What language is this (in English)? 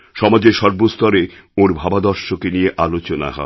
Bangla